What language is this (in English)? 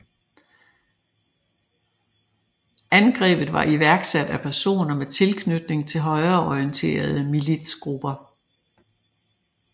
Danish